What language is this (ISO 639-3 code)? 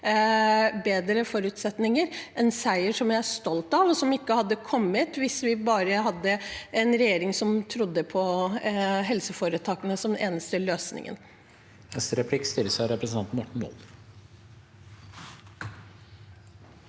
nor